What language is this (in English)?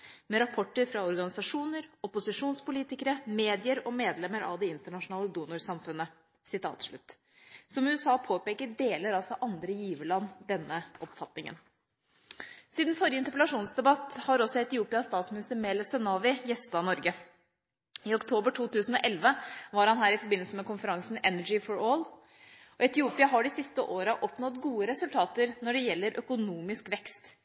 Norwegian Bokmål